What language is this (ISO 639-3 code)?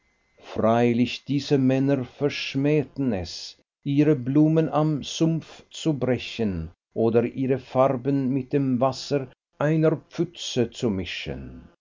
deu